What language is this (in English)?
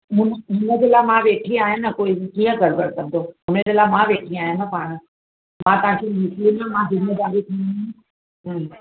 Sindhi